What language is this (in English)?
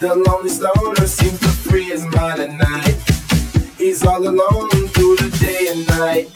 English